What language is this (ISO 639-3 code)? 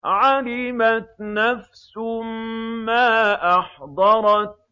ara